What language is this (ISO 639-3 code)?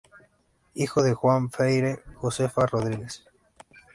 spa